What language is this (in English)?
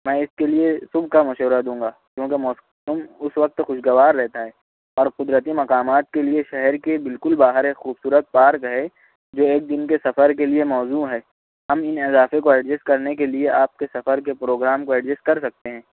Urdu